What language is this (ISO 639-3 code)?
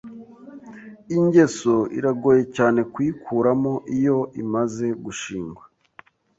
kin